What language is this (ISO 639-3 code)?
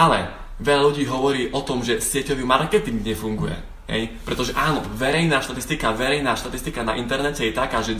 slk